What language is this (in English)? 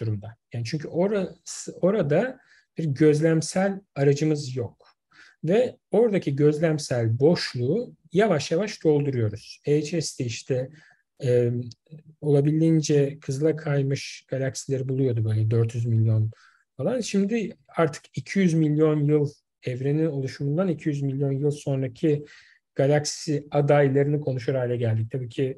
Turkish